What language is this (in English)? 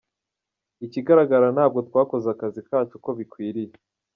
Kinyarwanda